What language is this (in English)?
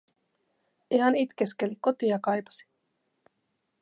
Finnish